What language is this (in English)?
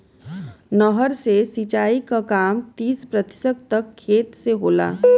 Bhojpuri